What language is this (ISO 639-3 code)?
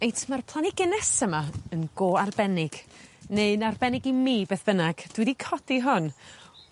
cym